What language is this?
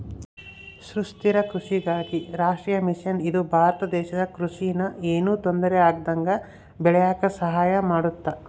Kannada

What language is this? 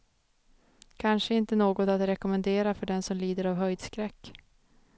Swedish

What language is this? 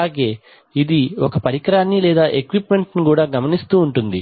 Telugu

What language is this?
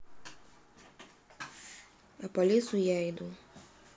Russian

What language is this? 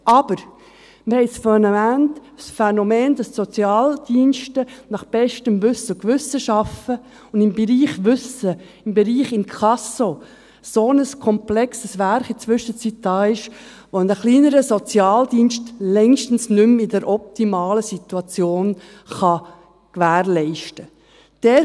Swiss German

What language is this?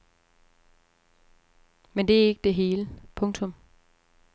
Danish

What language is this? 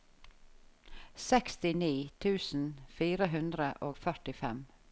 Norwegian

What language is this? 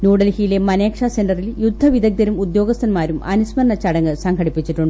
Malayalam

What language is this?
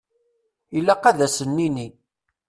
Kabyle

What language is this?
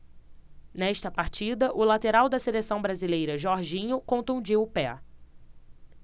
Portuguese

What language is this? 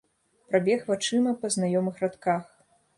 Belarusian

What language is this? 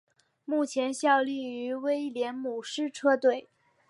Chinese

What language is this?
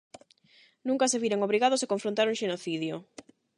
Galician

